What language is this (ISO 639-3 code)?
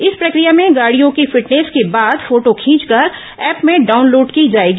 hin